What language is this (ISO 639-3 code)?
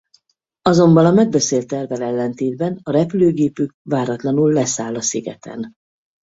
hun